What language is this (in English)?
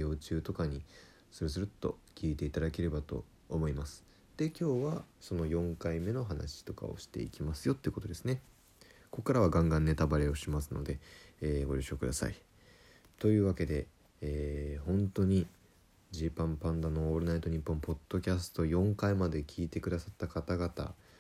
Japanese